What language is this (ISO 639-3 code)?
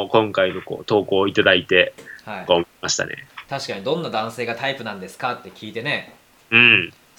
jpn